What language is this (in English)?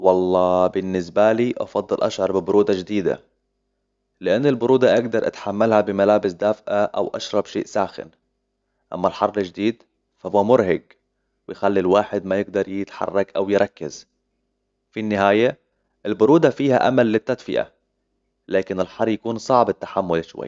Hijazi Arabic